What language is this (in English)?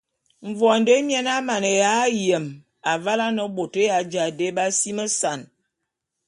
Bulu